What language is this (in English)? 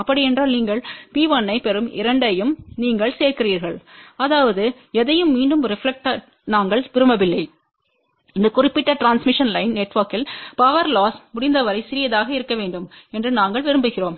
Tamil